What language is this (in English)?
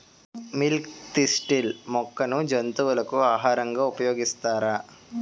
Telugu